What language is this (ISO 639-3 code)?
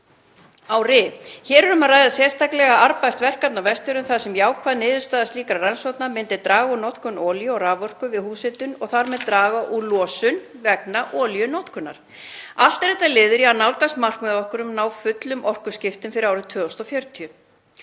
isl